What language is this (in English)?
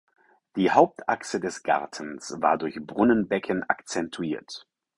German